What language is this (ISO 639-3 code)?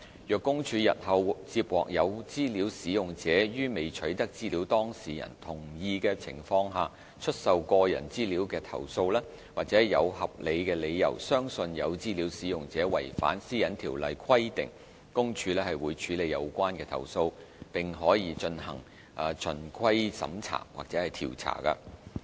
yue